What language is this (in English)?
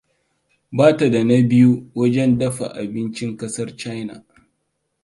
Hausa